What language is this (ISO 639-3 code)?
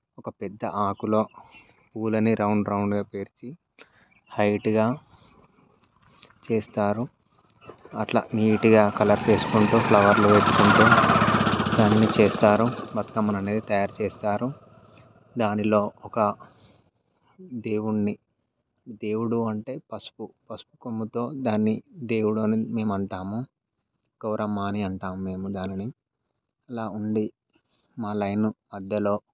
tel